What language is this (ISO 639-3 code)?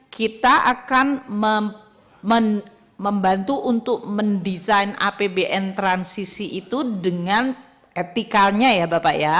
ind